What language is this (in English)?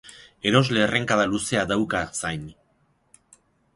Basque